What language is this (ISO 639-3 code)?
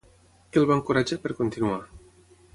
cat